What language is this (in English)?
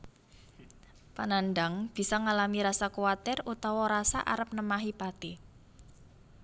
Javanese